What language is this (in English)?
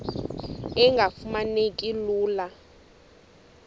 Xhosa